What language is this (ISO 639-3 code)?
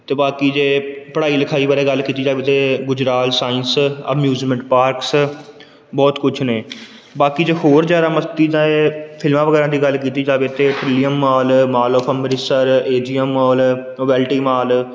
pan